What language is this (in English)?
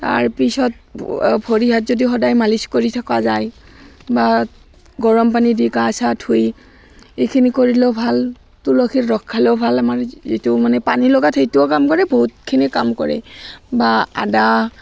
Assamese